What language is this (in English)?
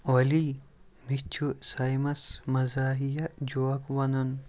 Kashmiri